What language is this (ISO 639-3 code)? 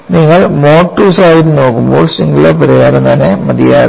mal